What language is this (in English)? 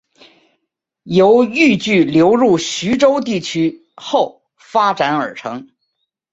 Chinese